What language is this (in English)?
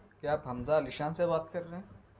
Urdu